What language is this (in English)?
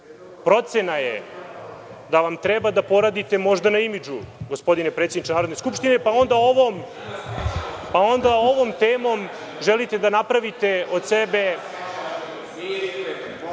Serbian